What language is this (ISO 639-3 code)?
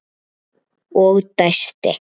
isl